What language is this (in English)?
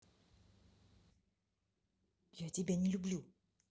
Russian